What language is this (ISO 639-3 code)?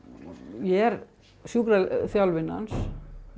isl